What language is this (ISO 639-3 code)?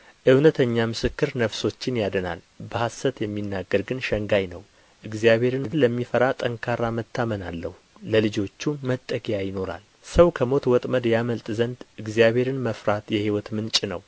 amh